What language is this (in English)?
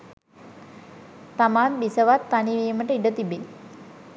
Sinhala